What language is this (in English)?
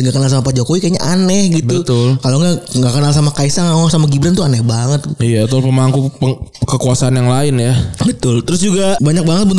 Indonesian